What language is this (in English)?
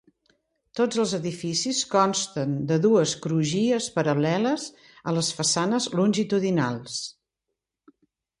Catalan